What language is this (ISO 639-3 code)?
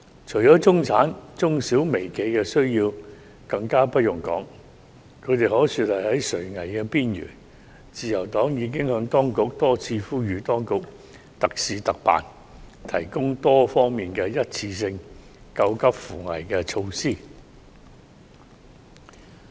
yue